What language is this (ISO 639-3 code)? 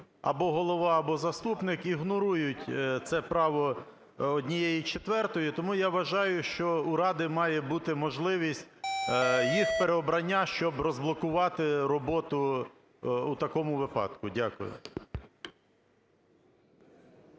ukr